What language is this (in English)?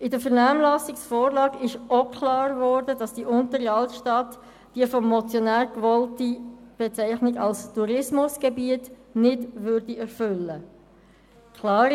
Swiss German